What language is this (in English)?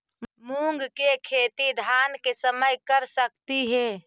Magahi